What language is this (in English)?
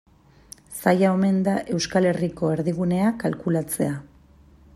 Basque